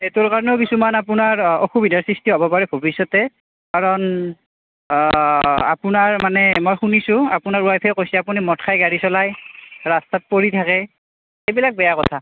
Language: Assamese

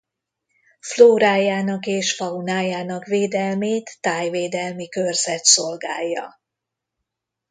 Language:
Hungarian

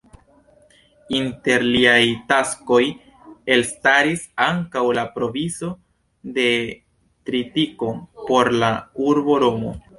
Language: Esperanto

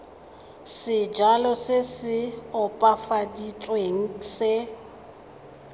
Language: Tswana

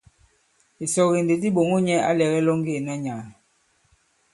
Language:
Bankon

